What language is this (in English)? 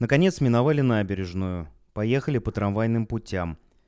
Russian